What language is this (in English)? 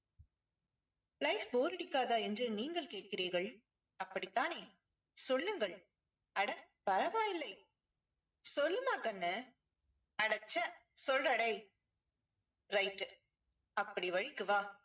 Tamil